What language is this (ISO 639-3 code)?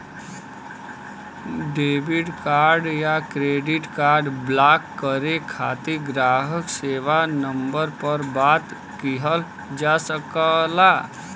bho